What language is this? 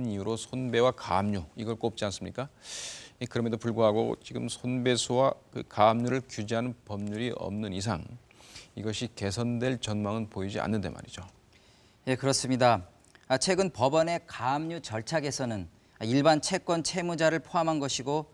Korean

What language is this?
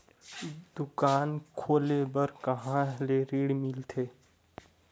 Chhattisgarhi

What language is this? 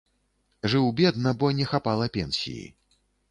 Belarusian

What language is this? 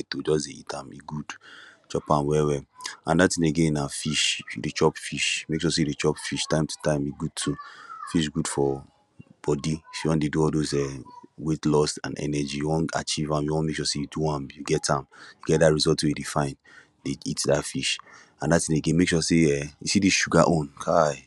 Nigerian Pidgin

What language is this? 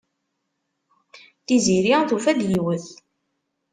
Kabyle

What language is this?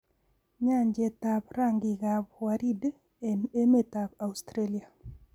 Kalenjin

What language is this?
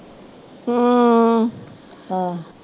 Punjabi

